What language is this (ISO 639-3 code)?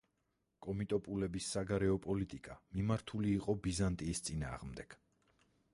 kat